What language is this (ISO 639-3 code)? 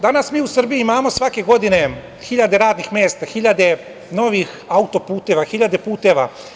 srp